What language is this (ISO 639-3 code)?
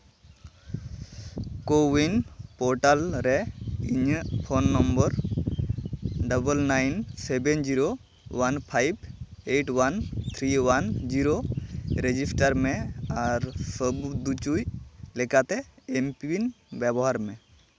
sat